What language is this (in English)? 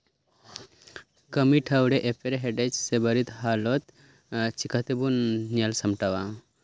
Santali